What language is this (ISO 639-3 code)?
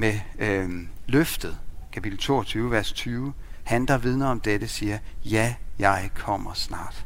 dan